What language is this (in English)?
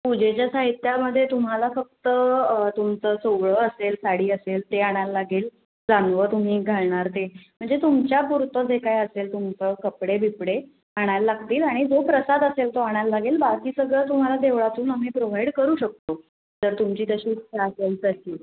Marathi